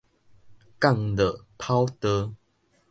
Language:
Min Nan Chinese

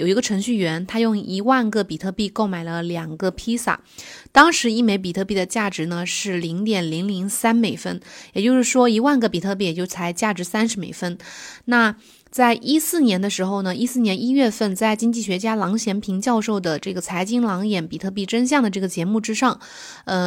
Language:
Chinese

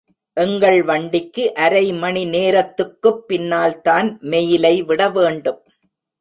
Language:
Tamil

